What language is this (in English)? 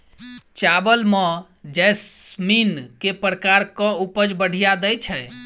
Maithili